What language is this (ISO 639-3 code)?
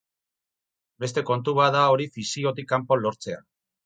eus